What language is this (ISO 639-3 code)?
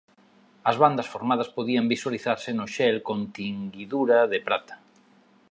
glg